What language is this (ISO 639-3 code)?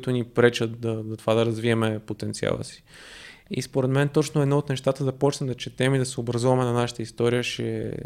bul